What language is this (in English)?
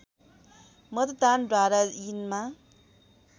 Nepali